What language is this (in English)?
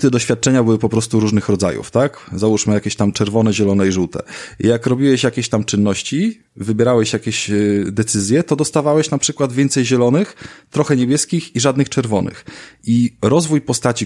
Polish